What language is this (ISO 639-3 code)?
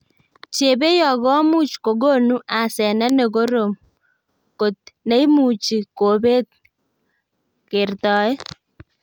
kln